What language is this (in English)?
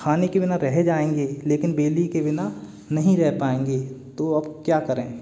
Hindi